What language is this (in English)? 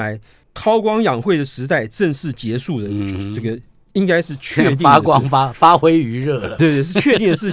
Chinese